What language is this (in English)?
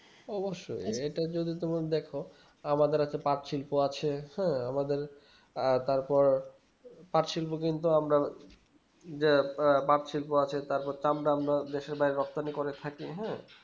Bangla